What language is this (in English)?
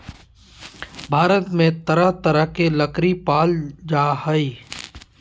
Magahi